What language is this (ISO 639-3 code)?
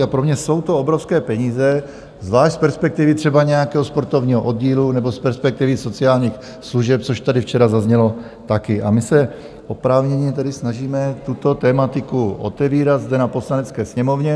ces